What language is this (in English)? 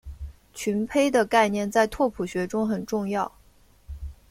Chinese